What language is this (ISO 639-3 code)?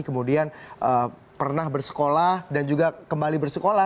ind